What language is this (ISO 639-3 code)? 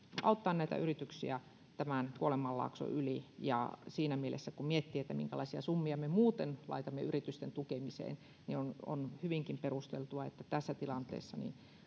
fin